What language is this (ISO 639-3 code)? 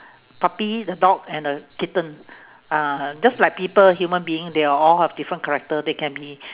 eng